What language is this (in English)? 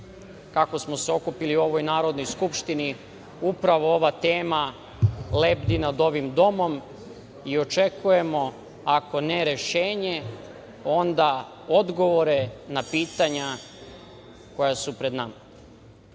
Serbian